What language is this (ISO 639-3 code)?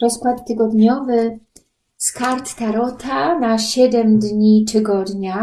pol